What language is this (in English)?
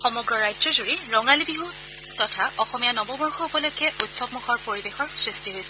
Assamese